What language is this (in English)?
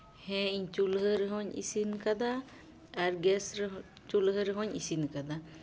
Santali